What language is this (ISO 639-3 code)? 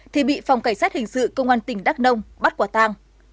vie